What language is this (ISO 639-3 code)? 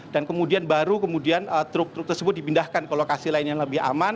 ind